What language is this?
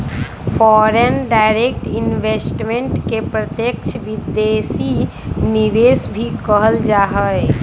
Magahi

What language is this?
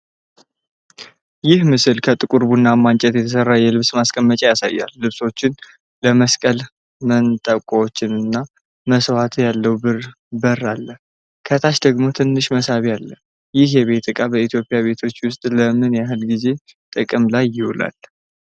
Amharic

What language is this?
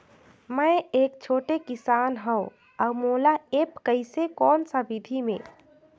Chhattisgarhi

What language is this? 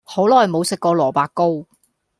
Cantonese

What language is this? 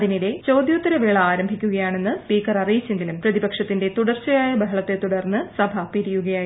Malayalam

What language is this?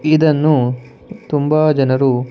Kannada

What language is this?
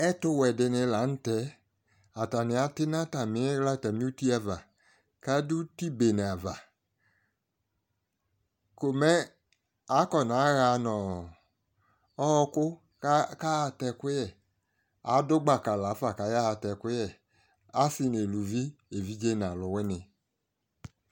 Ikposo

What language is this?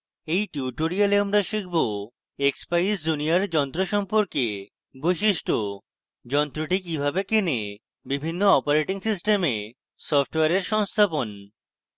Bangla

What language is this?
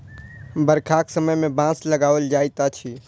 Maithili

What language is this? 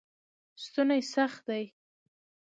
Pashto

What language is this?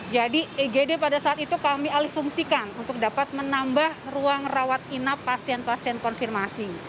Indonesian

